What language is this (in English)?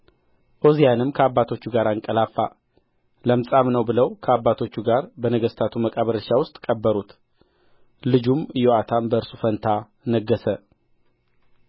Amharic